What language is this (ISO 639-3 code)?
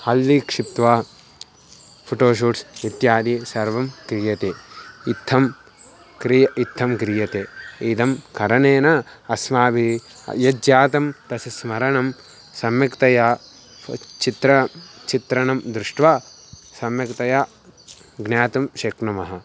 san